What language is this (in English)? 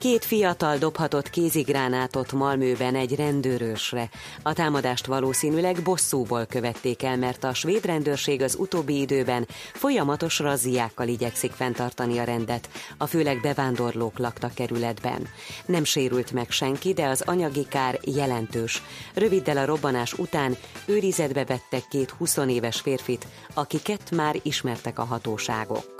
Hungarian